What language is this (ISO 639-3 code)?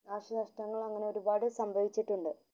mal